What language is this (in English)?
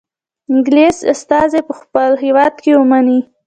Pashto